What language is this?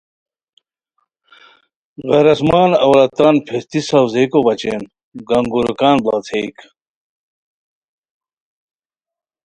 Khowar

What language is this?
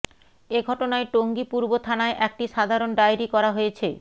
Bangla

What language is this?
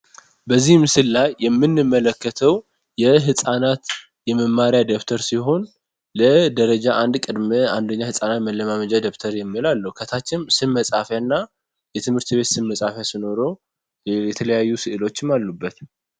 Amharic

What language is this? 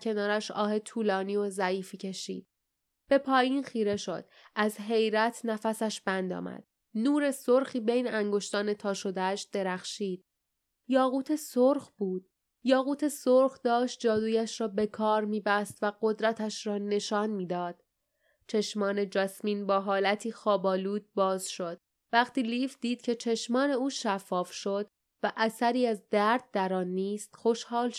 Persian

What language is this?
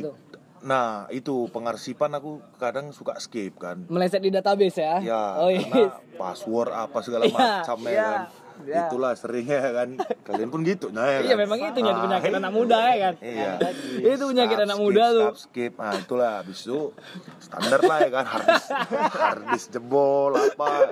Indonesian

